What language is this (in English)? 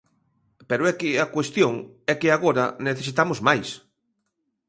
Galician